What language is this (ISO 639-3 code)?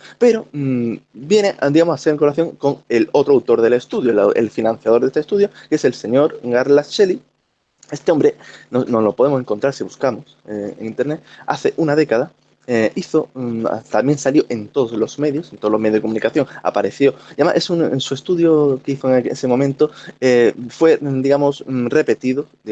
spa